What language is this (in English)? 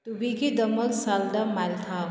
Manipuri